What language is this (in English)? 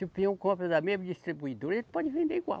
Portuguese